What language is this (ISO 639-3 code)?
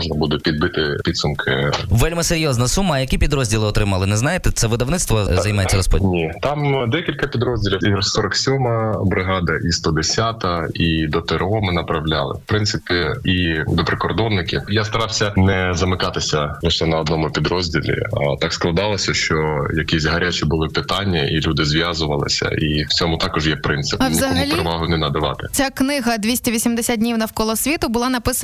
ukr